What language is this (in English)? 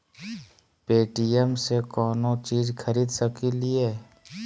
Magahi